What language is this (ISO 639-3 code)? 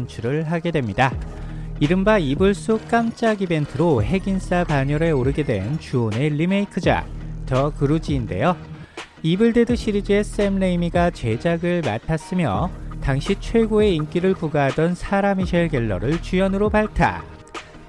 kor